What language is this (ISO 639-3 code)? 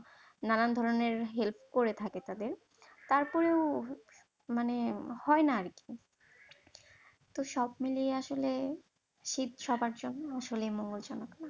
ben